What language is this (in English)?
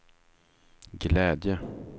Swedish